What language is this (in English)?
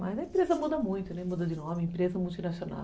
Portuguese